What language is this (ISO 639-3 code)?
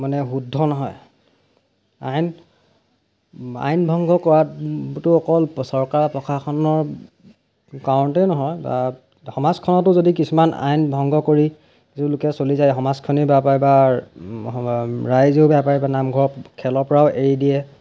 asm